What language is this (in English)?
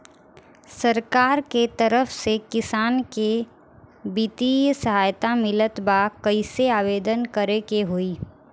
Bhojpuri